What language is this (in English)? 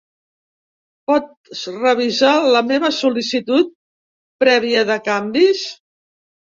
Catalan